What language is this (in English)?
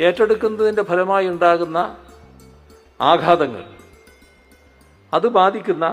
Malayalam